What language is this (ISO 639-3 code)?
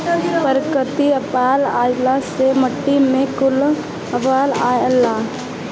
bho